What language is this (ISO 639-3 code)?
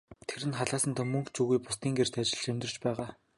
mon